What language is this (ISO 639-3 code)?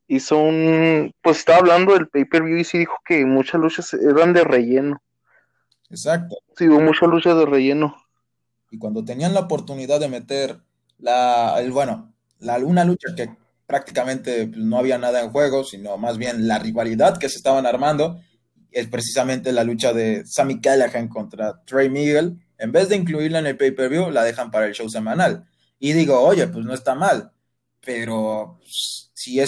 spa